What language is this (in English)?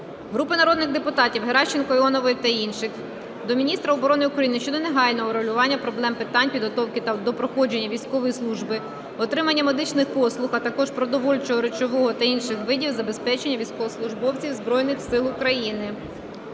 Ukrainian